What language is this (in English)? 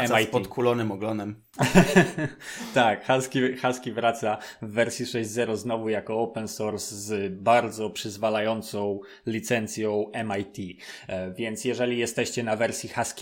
Polish